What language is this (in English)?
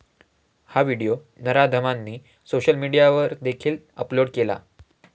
Marathi